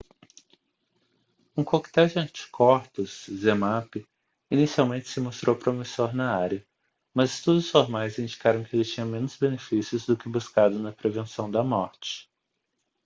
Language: Portuguese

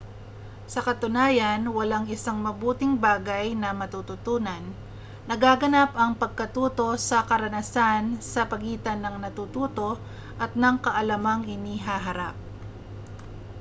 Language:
Filipino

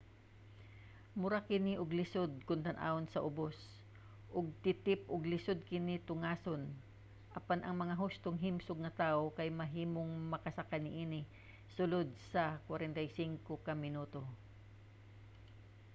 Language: Cebuano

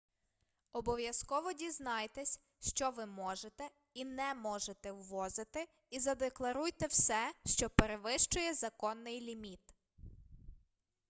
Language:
Ukrainian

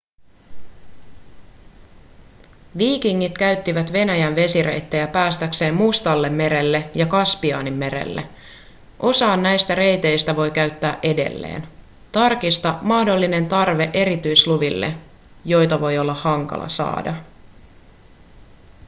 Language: Finnish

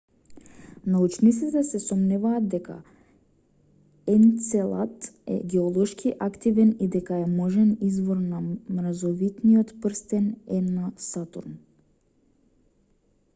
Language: Macedonian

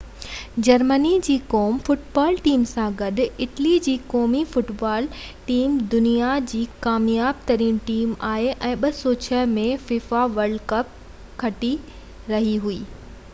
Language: Sindhi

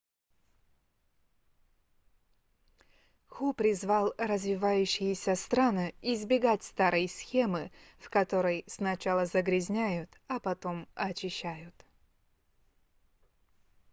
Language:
Russian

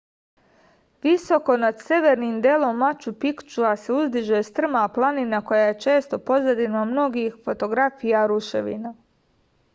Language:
Serbian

